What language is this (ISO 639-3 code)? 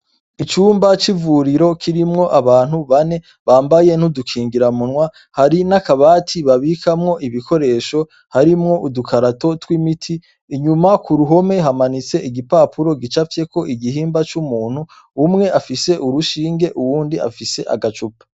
run